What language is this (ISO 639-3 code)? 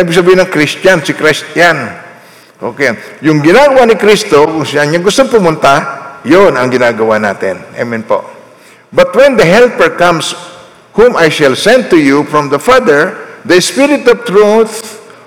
fil